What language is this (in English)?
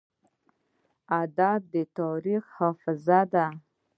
Pashto